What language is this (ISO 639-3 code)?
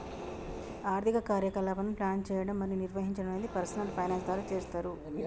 tel